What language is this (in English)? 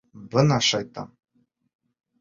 Bashkir